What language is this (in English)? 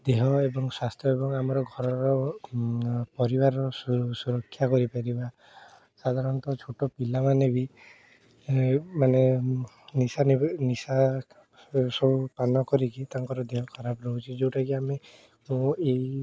Odia